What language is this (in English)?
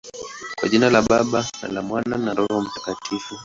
Swahili